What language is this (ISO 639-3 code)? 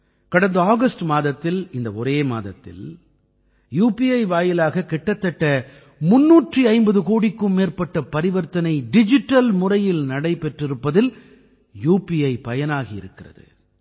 tam